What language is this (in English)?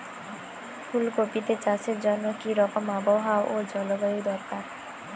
Bangla